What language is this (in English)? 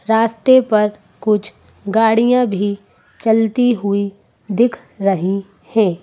Hindi